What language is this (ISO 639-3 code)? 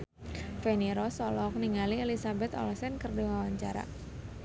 sun